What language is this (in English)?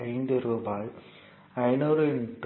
Tamil